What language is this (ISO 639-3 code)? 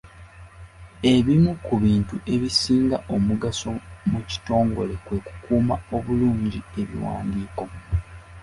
lug